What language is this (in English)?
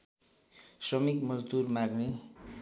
Nepali